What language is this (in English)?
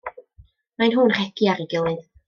Welsh